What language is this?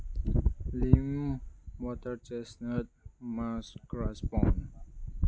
Manipuri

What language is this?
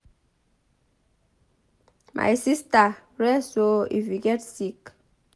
Nigerian Pidgin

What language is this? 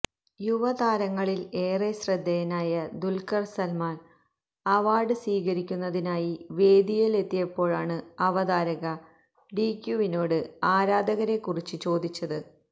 Malayalam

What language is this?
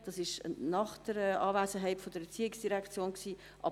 Swiss German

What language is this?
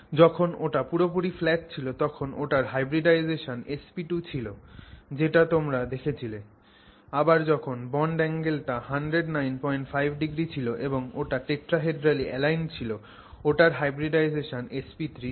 Bangla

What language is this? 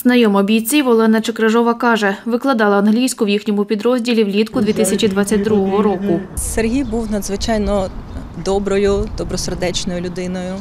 Ukrainian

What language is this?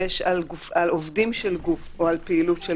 Hebrew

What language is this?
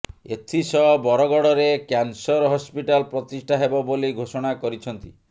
Odia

